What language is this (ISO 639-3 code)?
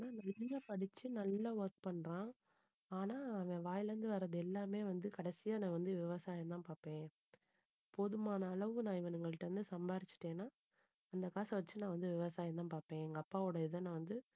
tam